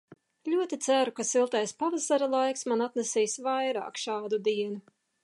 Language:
Latvian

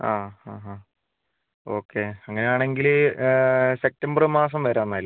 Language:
Malayalam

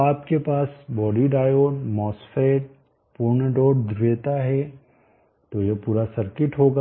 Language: Hindi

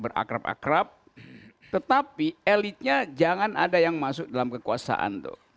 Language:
Indonesian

